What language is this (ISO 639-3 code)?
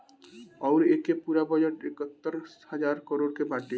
bho